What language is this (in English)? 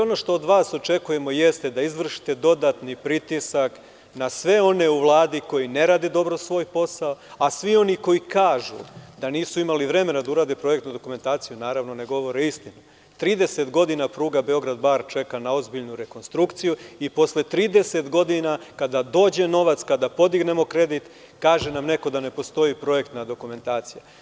Serbian